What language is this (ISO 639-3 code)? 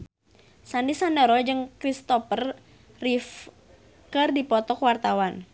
sun